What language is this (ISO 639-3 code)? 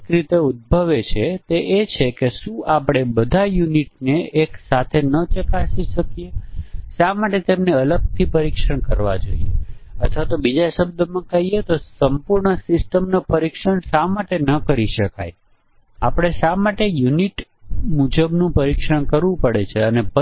guj